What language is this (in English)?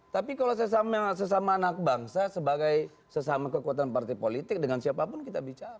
Indonesian